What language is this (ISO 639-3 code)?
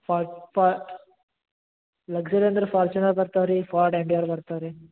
kan